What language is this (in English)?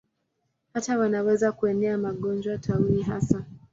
Swahili